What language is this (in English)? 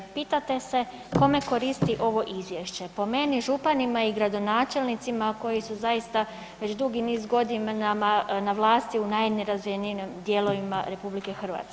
Croatian